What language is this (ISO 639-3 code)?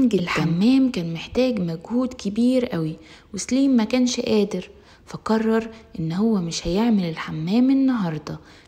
ara